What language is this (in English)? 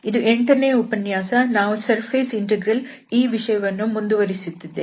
Kannada